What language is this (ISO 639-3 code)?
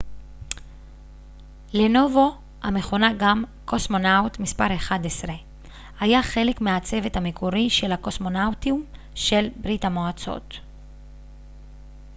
heb